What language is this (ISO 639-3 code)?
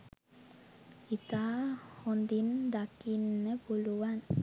sin